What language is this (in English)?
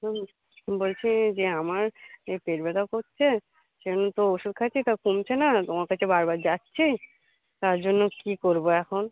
Bangla